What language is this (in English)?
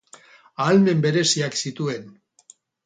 Basque